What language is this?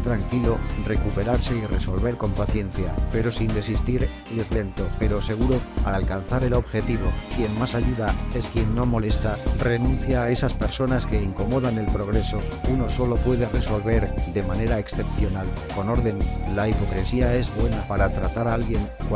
Spanish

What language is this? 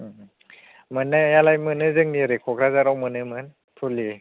Bodo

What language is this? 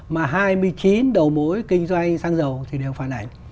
Vietnamese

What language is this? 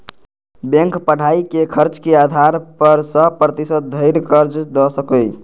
Maithili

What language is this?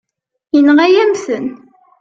Kabyle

